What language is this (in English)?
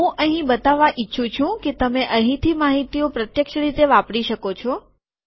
Gujarati